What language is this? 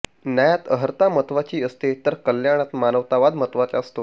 Marathi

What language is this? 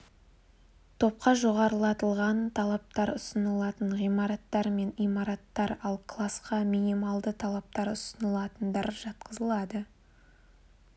Kazakh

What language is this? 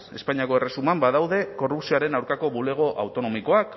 Basque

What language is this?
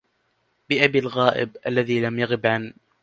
Arabic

